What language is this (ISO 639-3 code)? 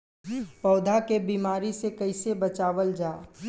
bho